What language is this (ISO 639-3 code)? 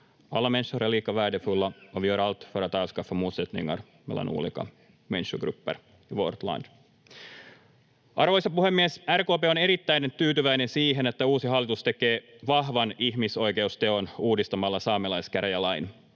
fin